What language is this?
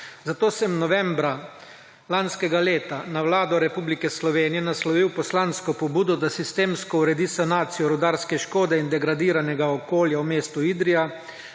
Slovenian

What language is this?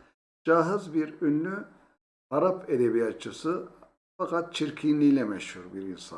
Turkish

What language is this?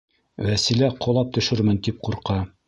Bashkir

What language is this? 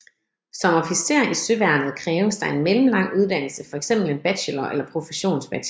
Danish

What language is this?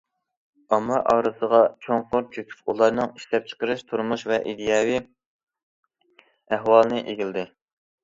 Uyghur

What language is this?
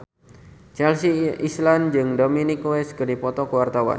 Sundanese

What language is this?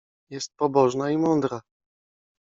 Polish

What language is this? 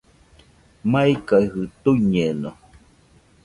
Nüpode Huitoto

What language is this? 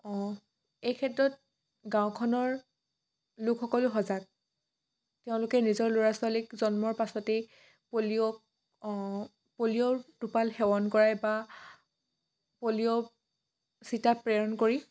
Assamese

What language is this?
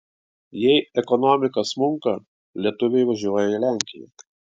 Lithuanian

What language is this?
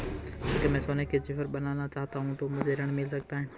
Hindi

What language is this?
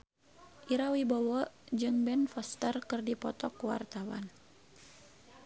Sundanese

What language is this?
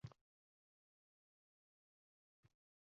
Uzbek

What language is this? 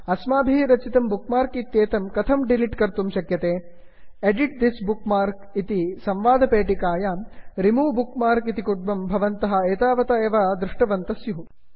Sanskrit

